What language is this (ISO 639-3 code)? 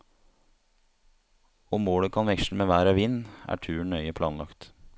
nor